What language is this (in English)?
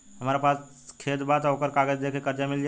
Bhojpuri